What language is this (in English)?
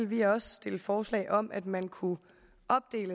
Danish